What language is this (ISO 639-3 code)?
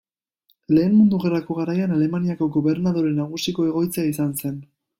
eus